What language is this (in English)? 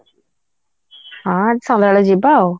Odia